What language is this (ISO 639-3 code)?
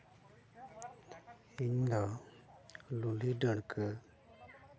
sat